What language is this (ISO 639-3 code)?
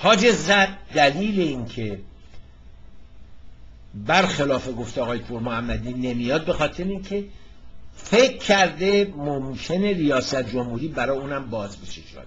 fas